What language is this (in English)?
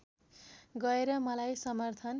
Nepali